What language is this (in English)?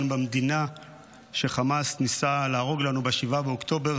Hebrew